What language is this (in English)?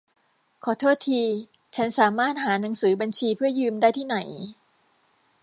Thai